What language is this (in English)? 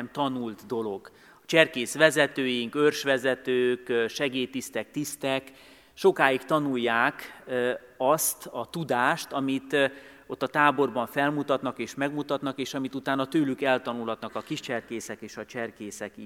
Hungarian